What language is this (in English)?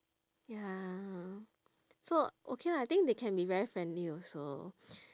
English